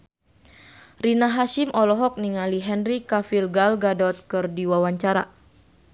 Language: Sundanese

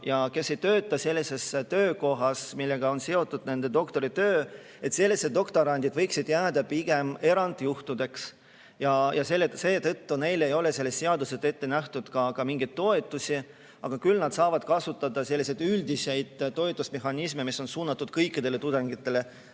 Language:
Estonian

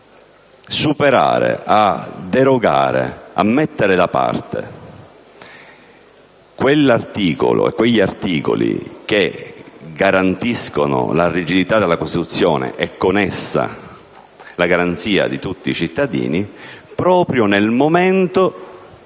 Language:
Italian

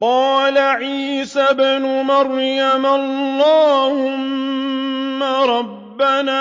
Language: Arabic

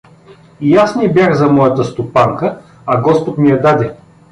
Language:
Bulgarian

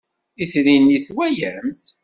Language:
Kabyle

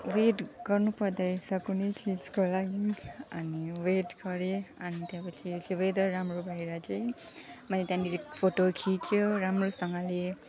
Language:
Nepali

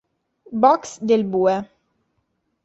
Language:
Italian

